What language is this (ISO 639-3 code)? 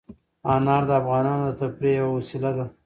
pus